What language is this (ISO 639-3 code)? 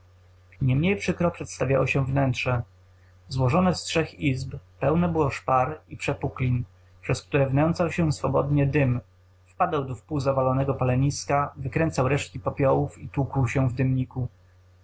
pol